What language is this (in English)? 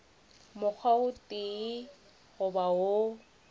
Northern Sotho